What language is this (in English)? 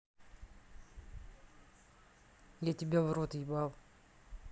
Russian